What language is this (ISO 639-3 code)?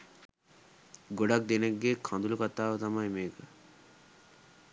sin